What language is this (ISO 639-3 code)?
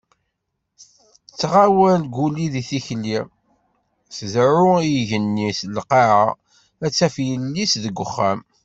kab